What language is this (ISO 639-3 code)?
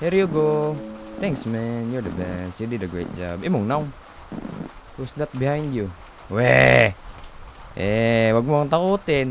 fil